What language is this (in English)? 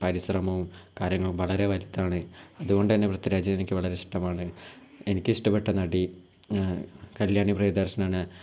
Malayalam